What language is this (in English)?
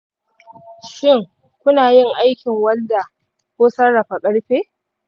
Hausa